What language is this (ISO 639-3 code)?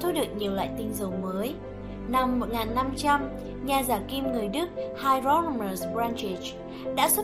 vie